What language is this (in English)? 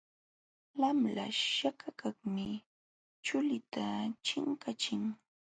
Jauja Wanca Quechua